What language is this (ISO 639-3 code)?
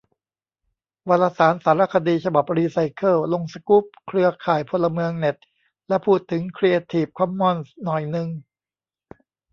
tha